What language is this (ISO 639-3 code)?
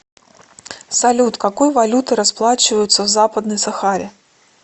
rus